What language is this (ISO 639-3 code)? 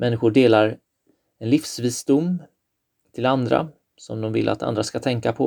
swe